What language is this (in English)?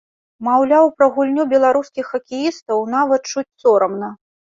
Belarusian